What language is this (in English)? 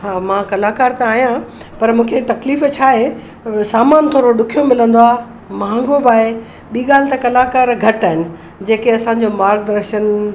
Sindhi